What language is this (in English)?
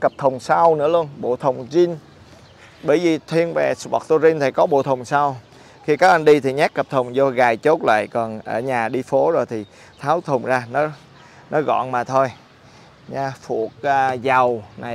Vietnamese